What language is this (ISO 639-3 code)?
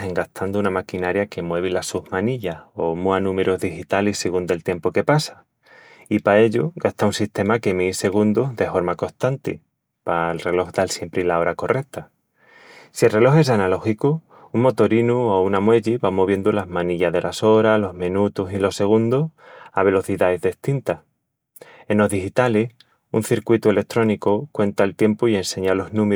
ext